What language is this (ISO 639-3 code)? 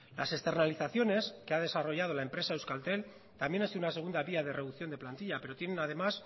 spa